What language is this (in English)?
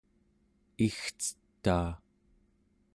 Central Yupik